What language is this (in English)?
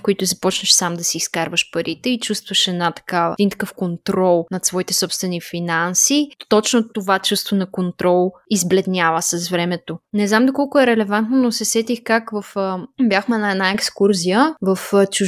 Bulgarian